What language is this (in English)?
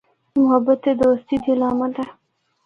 Northern Hindko